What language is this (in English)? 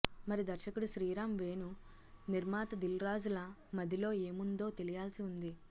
Telugu